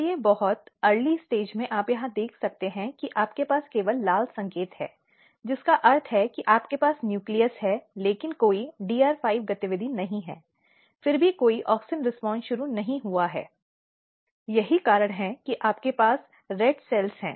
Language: Hindi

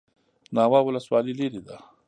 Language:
Pashto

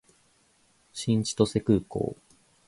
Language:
Japanese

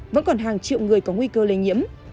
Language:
Vietnamese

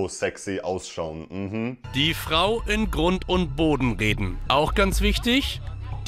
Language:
German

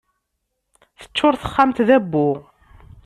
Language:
Kabyle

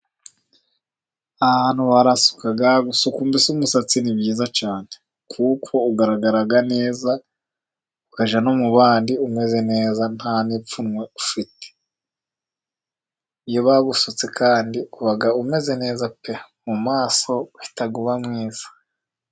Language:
Kinyarwanda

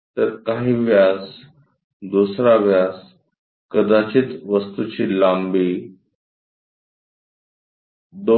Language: Marathi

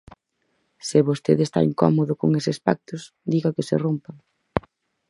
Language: Galician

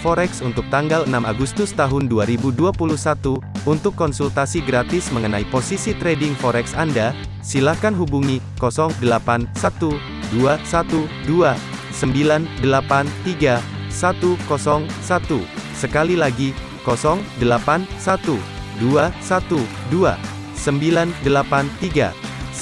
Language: Indonesian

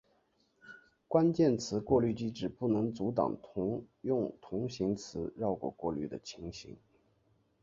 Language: Chinese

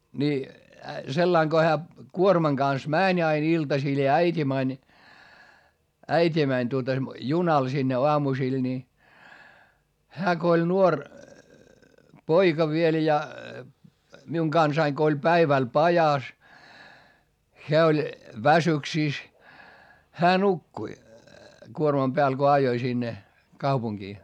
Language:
Finnish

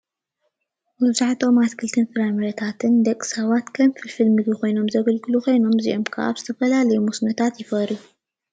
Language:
Tigrinya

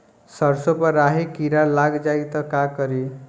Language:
Bhojpuri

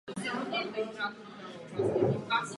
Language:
Czech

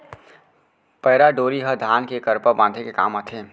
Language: Chhattisgarhi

